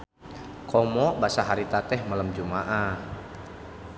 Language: Sundanese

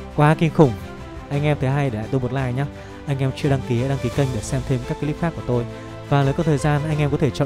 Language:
Vietnamese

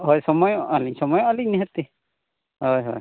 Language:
Santali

